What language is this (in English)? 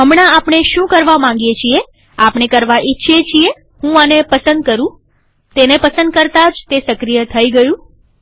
Gujarati